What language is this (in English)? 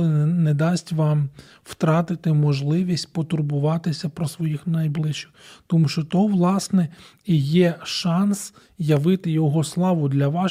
Ukrainian